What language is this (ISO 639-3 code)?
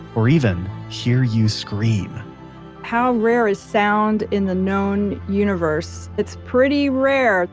eng